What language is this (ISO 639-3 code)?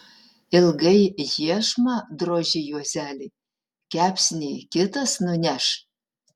lit